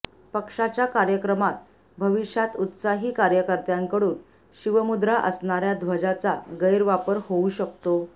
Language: Marathi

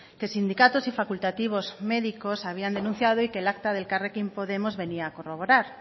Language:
Spanish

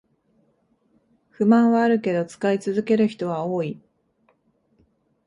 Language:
Japanese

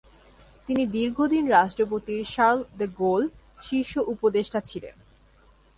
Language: Bangla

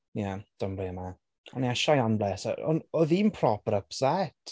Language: Welsh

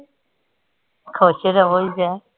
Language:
Punjabi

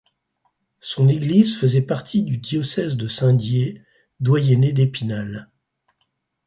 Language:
French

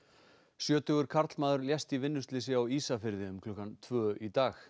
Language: Icelandic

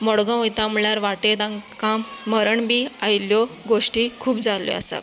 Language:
Konkani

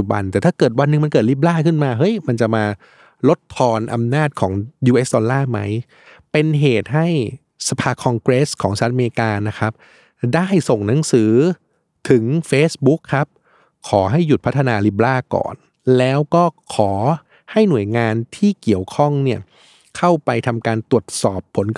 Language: Thai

